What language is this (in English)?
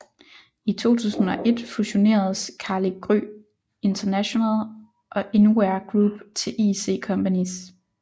Danish